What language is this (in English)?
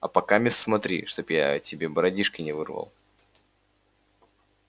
Russian